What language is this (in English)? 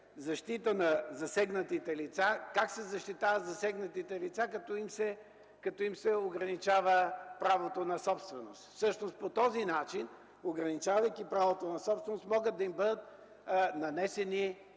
Bulgarian